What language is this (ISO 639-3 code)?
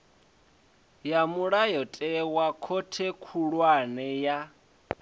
ven